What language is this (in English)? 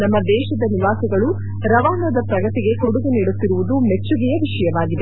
Kannada